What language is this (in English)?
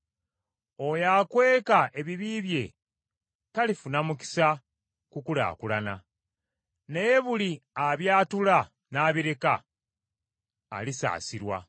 Ganda